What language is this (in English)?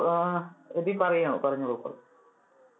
Malayalam